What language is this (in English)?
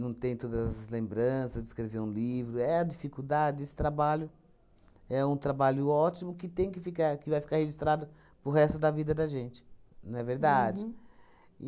Portuguese